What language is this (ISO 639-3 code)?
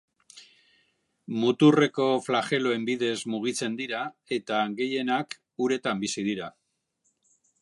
eus